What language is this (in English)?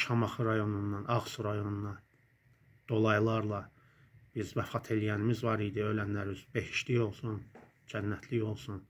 Turkish